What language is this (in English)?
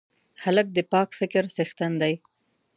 Pashto